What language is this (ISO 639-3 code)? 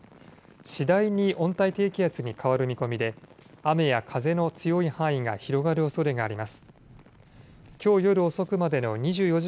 jpn